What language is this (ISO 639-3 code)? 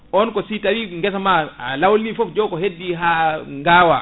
ful